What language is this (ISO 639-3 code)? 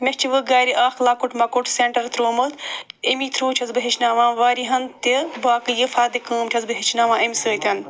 kas